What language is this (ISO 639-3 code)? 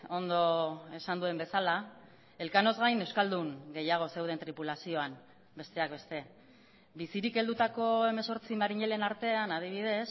eus